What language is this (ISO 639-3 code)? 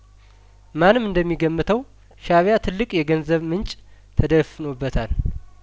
amh